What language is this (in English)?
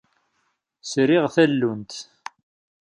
Kabyle